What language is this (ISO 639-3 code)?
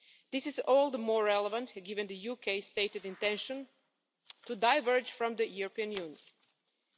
eng